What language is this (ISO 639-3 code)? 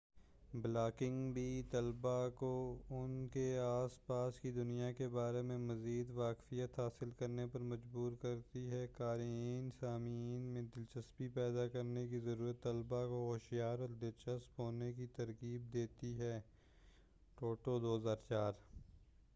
urd